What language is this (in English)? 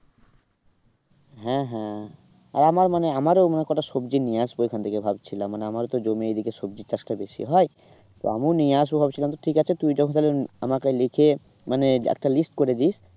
Bangla